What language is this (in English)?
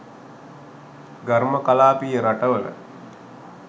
Sinhala